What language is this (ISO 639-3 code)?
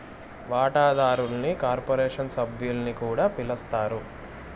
tel